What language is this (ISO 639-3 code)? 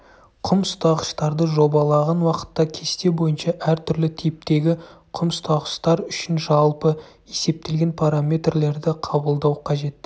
kaz